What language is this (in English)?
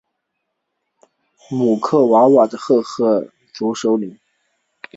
Chinese